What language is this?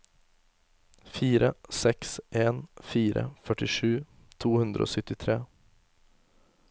Norwegian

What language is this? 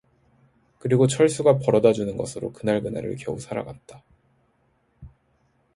Korean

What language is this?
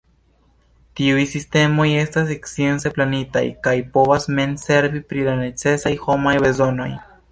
Esperanto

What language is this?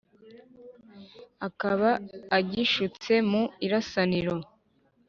Kinyarwanda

